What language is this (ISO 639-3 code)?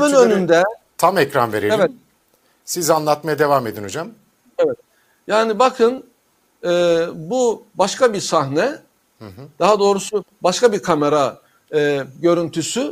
tur